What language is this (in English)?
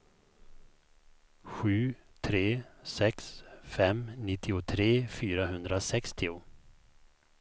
Swedish